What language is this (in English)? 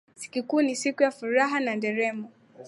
Swahili